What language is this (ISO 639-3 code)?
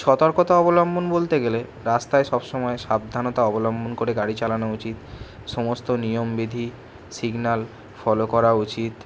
ben